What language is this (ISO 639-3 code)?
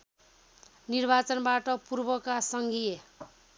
nep